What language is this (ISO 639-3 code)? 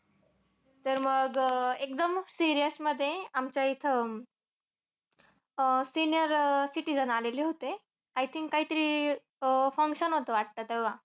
mar